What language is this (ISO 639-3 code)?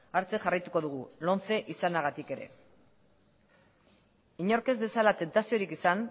eus